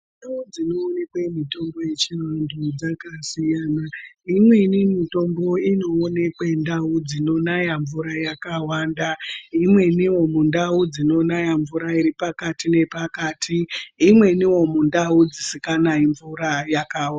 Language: Ndau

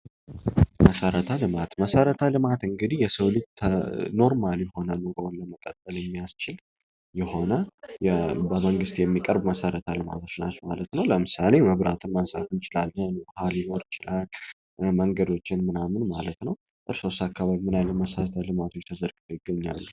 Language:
Amharic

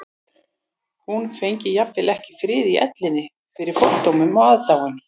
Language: Icelandic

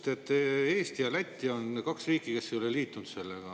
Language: Estonian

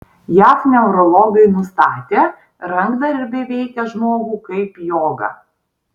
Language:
Lithuanian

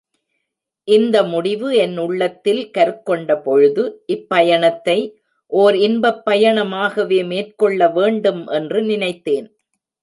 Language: Tamil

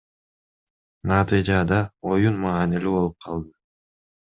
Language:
Kyrgyz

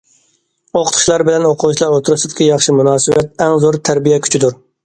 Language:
Uyghur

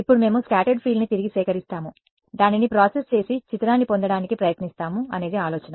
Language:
Telugu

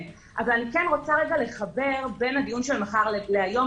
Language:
Hebrew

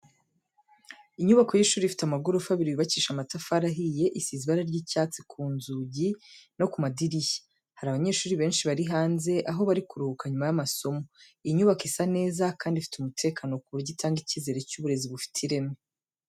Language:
Kinyarwanda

